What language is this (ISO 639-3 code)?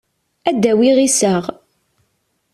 kab